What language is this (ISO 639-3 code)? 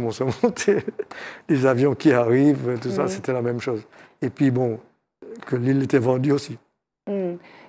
fra